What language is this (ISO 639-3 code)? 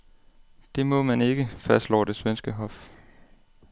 dan